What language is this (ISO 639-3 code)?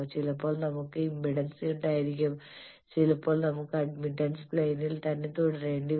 mal